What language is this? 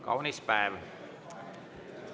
Estonian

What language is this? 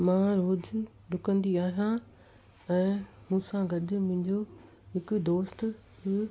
Sindhi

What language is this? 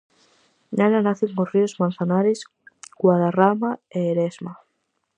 Galician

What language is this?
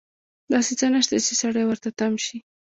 Pashto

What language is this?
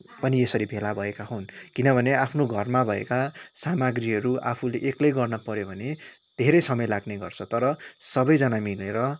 Nepali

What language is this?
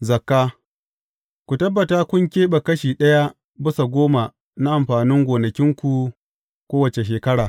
Hausa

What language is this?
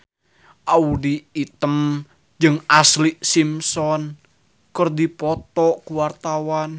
Sundanese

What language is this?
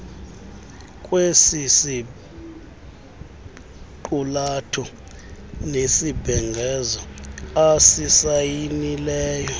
Xhosa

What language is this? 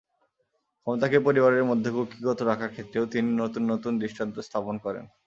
Bangla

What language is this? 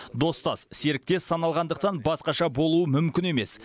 Kazakh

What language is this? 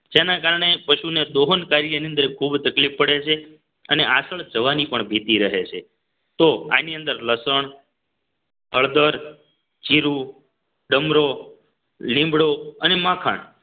Gujarati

